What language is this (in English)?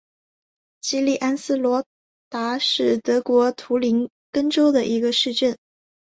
Chinese